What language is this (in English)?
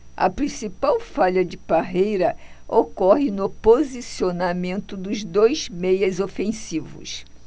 Portuguese